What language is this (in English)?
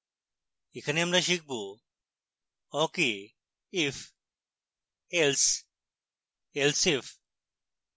Bangla